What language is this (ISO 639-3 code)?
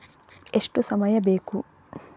kan